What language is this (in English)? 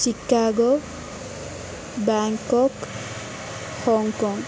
Sanskrit